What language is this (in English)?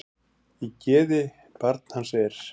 Icelandic